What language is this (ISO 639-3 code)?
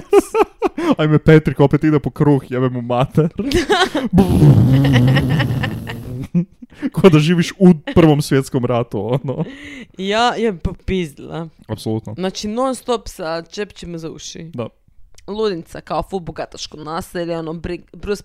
hrv